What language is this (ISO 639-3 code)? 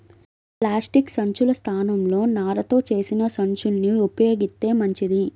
tel